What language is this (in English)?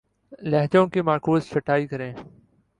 Urdu